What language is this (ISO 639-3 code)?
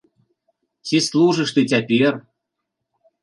bel